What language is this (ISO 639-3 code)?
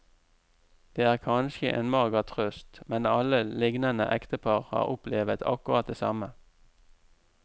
nor